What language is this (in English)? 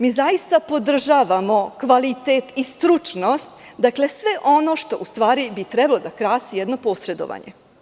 Serbian